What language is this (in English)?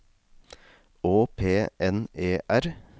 Norwegian